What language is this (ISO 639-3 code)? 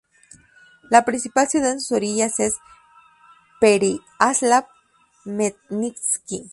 spa